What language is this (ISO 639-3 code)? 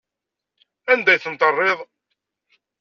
kab